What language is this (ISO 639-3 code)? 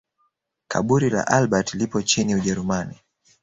swa